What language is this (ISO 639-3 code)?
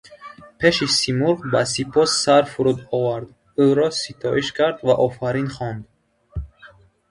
tgk